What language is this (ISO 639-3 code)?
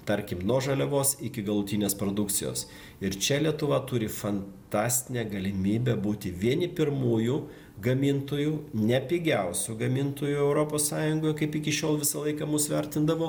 lit